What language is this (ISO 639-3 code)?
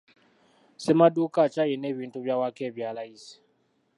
lug